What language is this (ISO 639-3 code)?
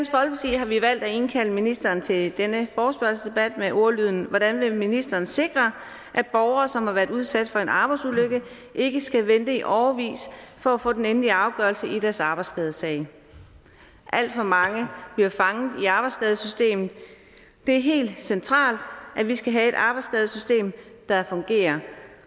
dan